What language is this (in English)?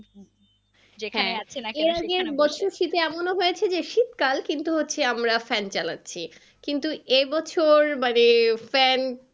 Bangla